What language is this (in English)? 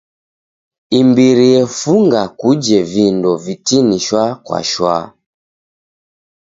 Taita